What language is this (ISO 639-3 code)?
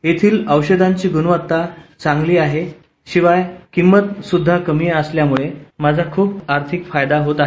mar